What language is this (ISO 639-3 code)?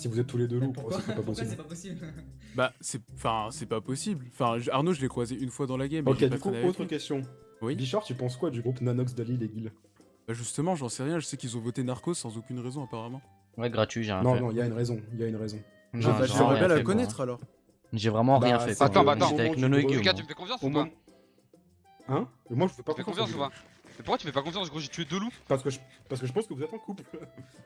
fra